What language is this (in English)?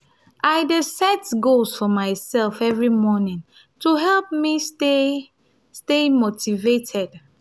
Nigerian Pidgin